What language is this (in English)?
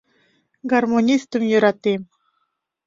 Mari